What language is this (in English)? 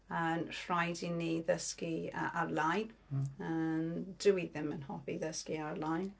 Welsh